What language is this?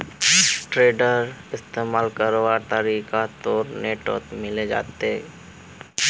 Magahi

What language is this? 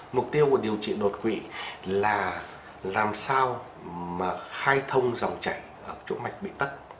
Vietnamese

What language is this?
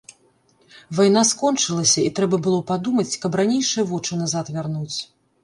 Belarusian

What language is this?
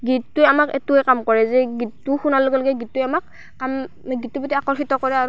Assamese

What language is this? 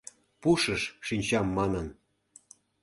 Mari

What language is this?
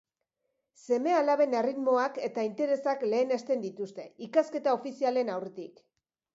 Basque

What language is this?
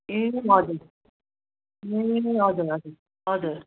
Nepali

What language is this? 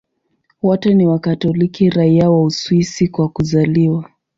Swahili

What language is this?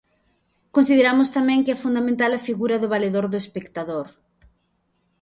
Galician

